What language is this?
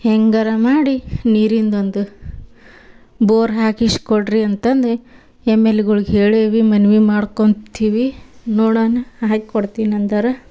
Kannada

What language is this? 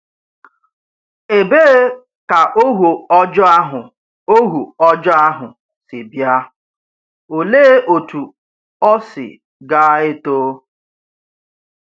Igbo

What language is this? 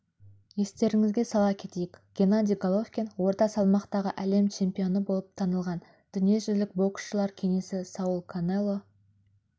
Kazakh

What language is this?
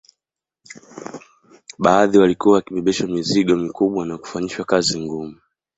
Swahili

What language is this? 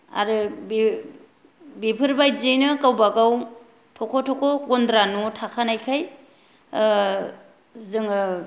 Bodo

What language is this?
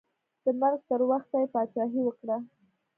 Pashto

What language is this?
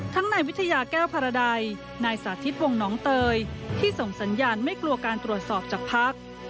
Thai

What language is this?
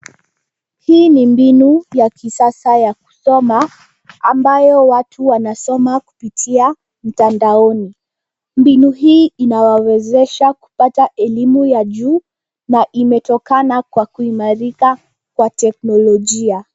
Swahili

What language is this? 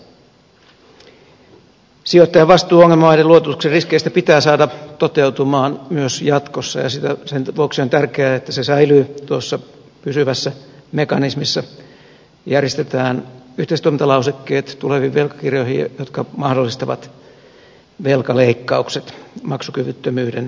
Finnish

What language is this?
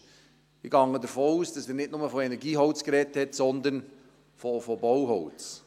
Swiss German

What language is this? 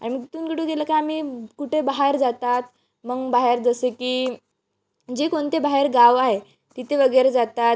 Marathi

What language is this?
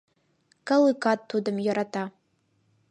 Mari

